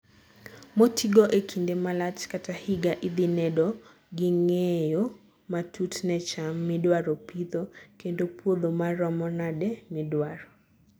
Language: Luo (Kenya and Tanzania)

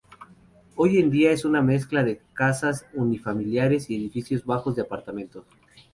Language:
Spanish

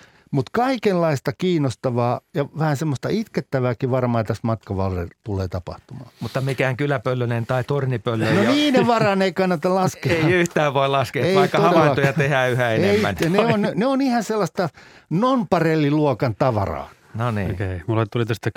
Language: Finnish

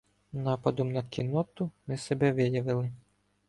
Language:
Ukrainian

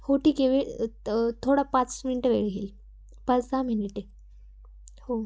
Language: Marathi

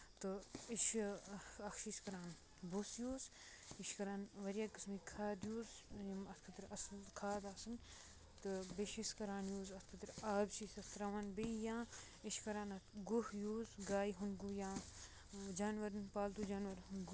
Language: Kashmiri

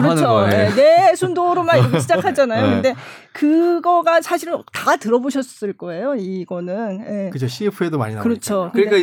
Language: Korean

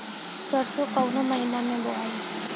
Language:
Bhojpuri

